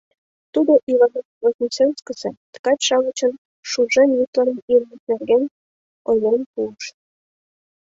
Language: Mari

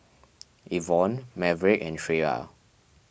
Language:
English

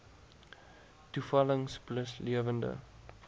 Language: Afrikaans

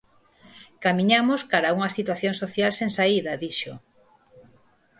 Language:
Galician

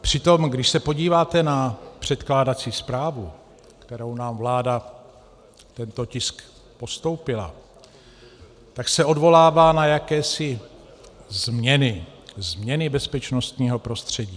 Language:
Czech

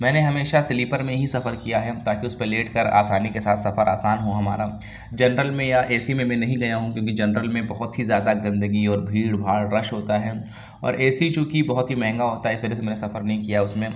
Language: Urdu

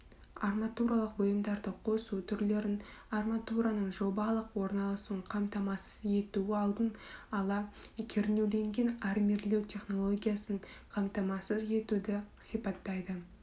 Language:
Kazakh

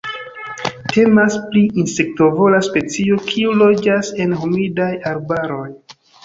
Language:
Esperanto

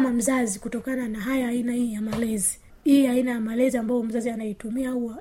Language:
Swahili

